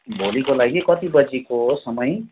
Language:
Nepali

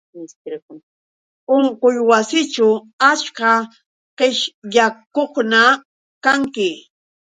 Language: Yauyos Quechua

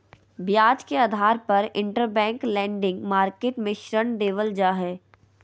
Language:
Magahi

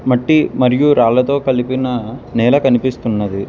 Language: Telugu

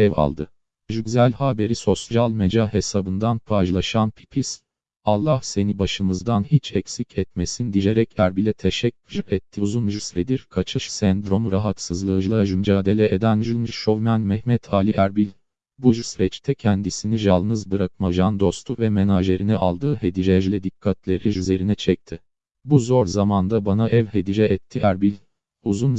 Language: Turkish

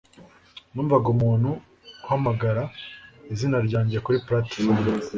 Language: Kinyarwanda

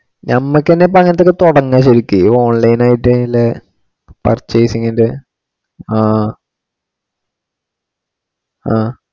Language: Malayalam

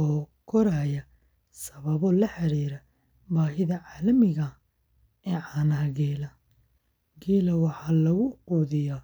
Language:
Somali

